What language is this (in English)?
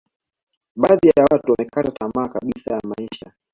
Swahili